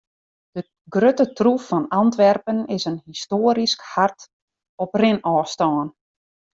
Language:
Western Frisian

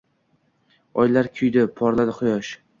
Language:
Uzbek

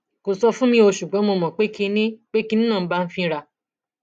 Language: Yoruba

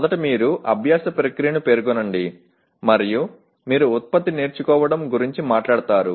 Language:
Telugu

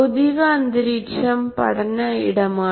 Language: Malayalam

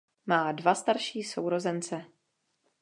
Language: Czech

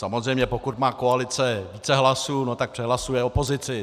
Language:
Czech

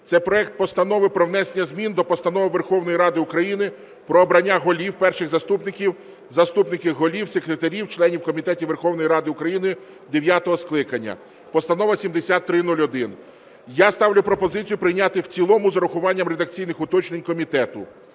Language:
Ukrainian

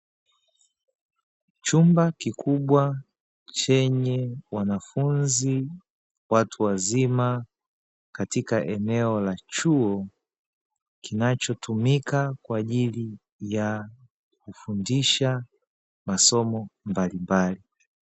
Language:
Swahili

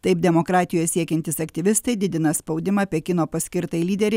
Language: Lithuanian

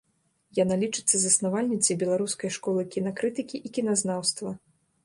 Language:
Belarusian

